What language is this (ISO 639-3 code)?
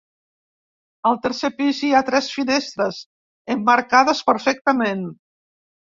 cat